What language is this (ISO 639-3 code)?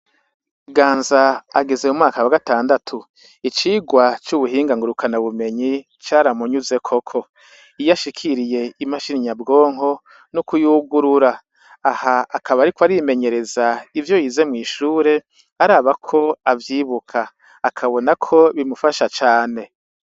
run